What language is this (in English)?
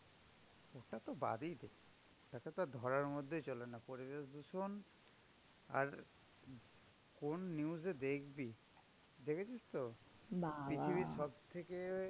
Bangla